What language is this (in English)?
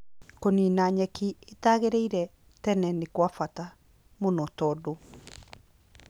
Kikuyu